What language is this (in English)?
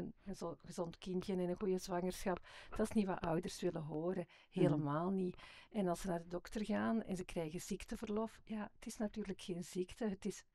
Dutch